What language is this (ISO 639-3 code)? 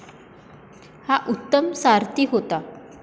mar